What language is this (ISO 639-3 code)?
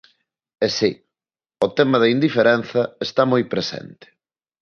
glg